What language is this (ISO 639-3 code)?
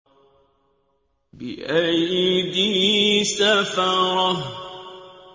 ara